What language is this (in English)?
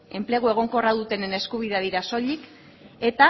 Basque